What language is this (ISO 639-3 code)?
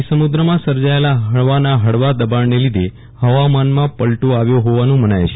guj